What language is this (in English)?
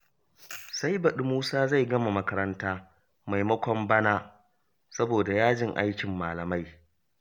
Hausa